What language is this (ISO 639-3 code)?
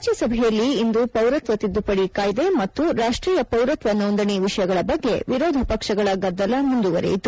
kan